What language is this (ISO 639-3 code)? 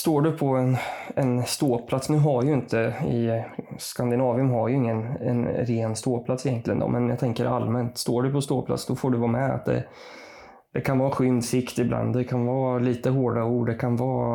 swe